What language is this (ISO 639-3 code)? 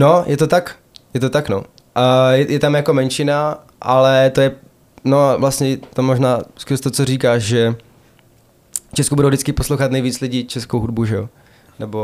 ces